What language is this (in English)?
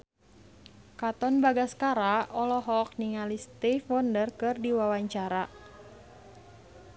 Sundanese